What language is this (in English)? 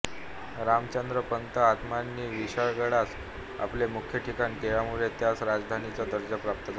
Marathi